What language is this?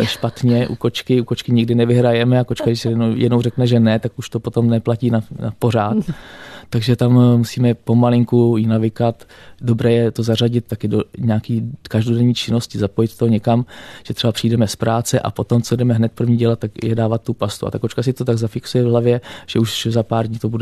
Czech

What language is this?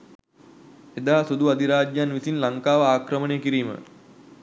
Sinhala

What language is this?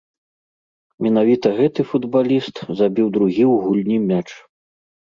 Belarusian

